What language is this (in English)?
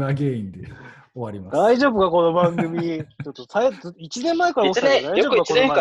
Japanese